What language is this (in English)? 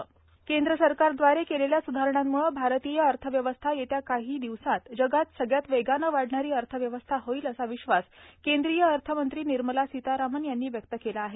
Marathi